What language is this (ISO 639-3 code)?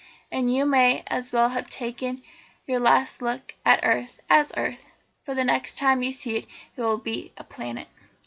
eng